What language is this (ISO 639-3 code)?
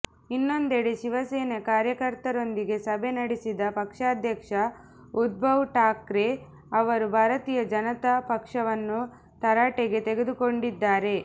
kan